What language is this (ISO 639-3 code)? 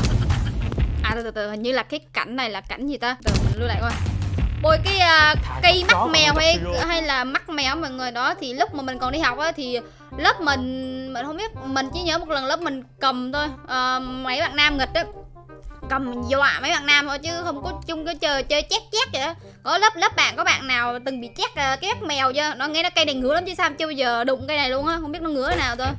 vie